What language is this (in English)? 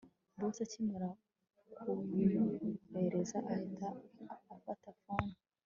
Kinyarwanda